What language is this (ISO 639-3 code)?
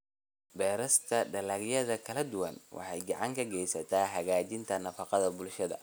som